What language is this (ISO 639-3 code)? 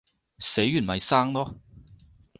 yue